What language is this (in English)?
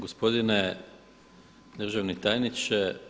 Croatian